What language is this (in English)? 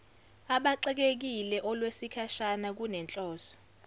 Zulu